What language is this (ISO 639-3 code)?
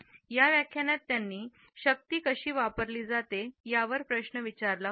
mar